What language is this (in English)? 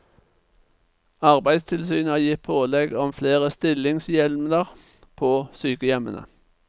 Norwegian